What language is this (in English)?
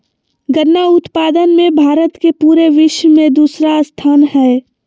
Magahi